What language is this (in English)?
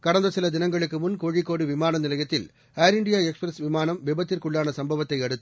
Tamil